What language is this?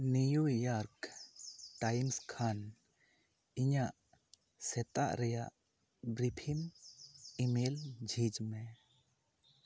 Santali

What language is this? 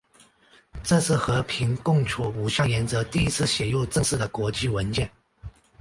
Chinese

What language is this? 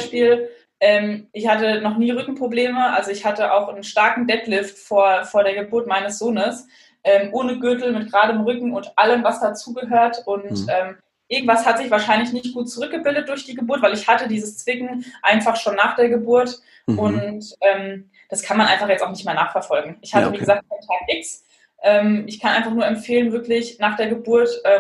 German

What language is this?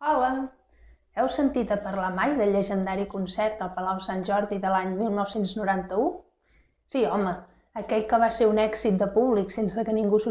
Catalan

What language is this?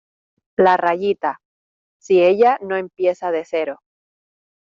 Spanish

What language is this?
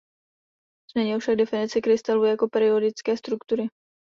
Czech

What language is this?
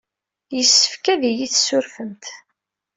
Kabyle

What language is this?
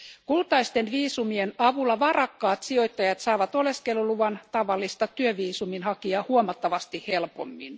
Finnish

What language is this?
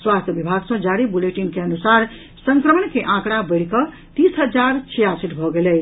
Maithili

